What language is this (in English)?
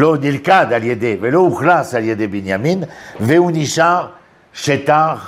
Hebrew